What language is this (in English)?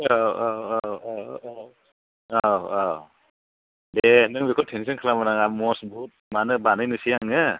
Bodo